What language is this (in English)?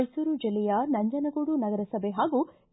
Kannada